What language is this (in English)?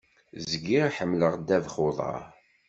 Kabyle